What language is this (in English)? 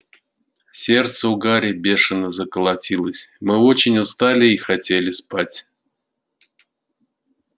Russian